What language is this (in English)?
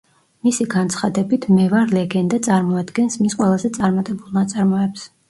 Georgian